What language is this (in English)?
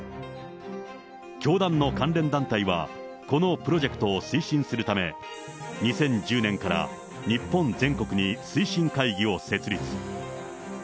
Japanese